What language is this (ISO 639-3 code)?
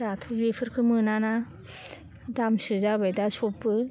brx